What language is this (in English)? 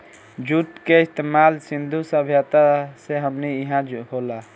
Bhojpuri